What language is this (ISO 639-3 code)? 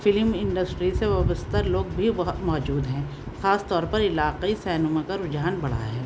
urd